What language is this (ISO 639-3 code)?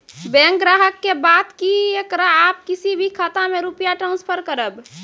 mai